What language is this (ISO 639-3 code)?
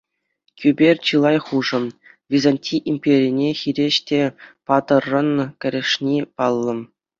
chv